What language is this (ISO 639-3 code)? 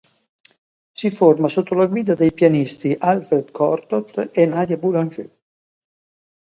ita